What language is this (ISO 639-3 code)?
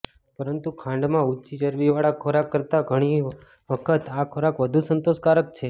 guj